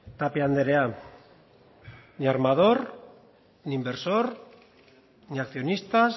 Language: Basque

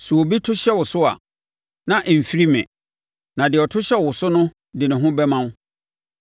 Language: Akan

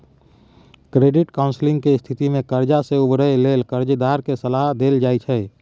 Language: Maithili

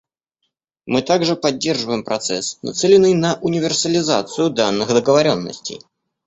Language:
Russian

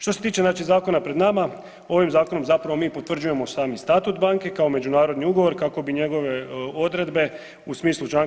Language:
Croatian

